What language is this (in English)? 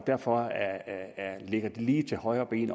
Danish